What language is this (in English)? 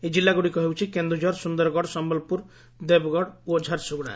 Odia